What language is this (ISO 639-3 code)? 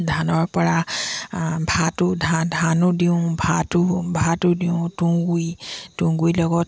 asm